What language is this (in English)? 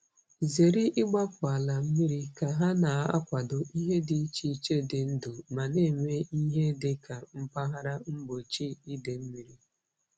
Igbo